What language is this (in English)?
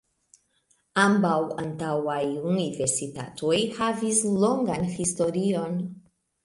Esperanto